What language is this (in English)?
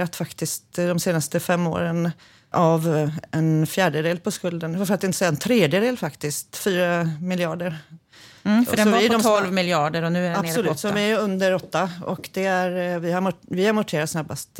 Swedish